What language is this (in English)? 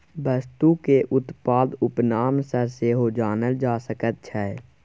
Maithili